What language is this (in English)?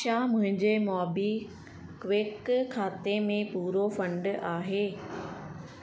Sindhi